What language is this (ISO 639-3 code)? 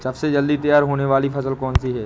hin